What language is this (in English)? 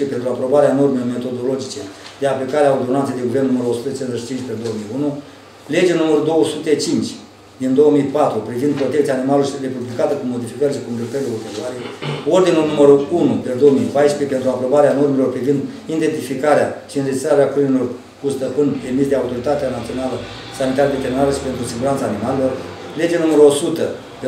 Romanian